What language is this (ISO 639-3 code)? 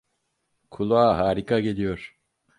tur